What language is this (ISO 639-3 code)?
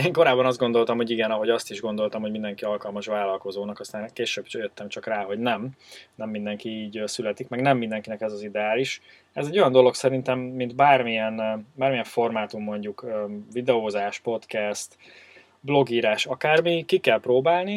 hun